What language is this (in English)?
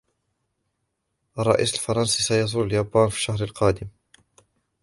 Arabic